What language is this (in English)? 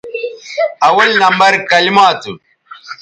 Bateri